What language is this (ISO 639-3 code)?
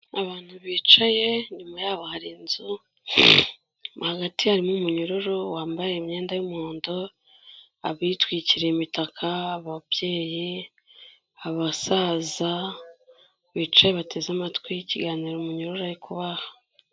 kin